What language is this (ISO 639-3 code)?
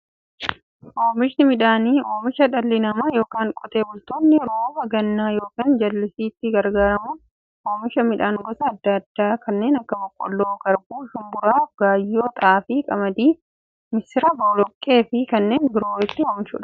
orm